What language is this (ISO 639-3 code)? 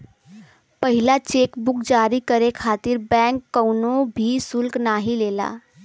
bho